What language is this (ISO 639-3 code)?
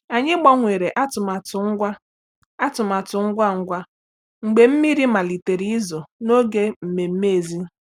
ibo